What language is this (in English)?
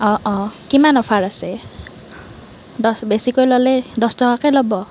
Assamese